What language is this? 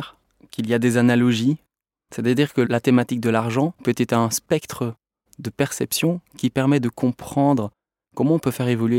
French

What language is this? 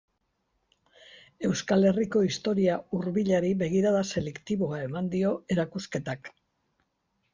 Basque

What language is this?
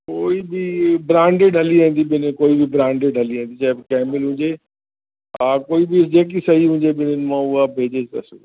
Sindhi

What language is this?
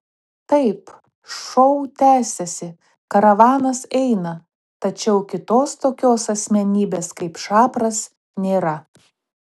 Lithuanian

